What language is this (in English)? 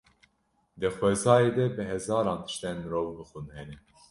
Kurdish